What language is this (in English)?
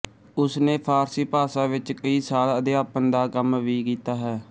Punjabi